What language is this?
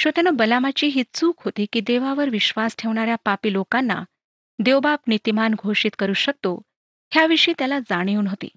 Marathi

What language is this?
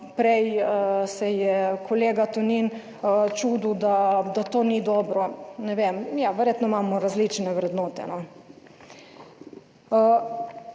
Slovenian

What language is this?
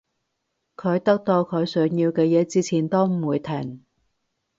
Cantonese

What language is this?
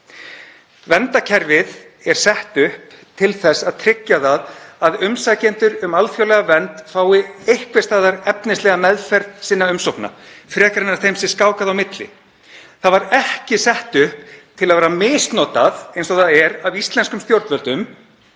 Icelandic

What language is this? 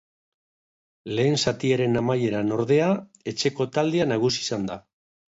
Basque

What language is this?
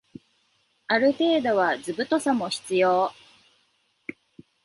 Japanese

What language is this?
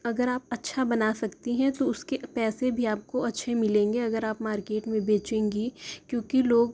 Urdu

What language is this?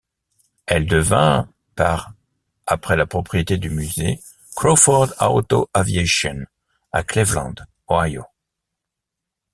French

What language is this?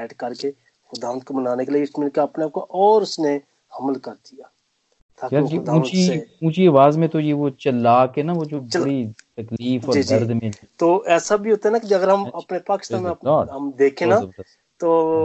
Hindi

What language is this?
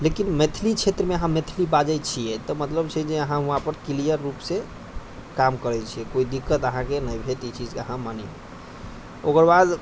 Maithili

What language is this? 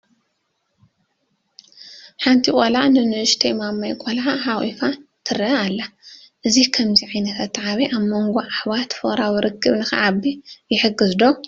Tigrinya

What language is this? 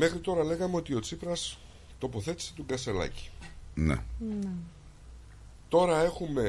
Greek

